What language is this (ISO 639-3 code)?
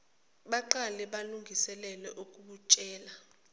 zul